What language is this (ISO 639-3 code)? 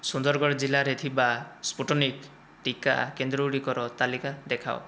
ori